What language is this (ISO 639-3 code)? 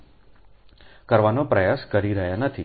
guj